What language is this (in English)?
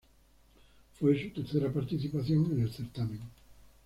Spanish